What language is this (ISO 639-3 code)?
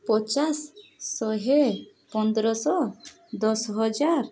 ori